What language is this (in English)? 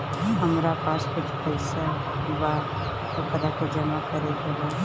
Bhojpuri